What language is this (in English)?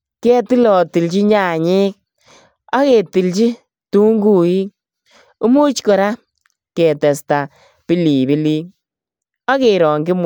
Kalenjin